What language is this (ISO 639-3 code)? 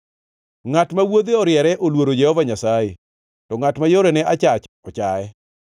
luo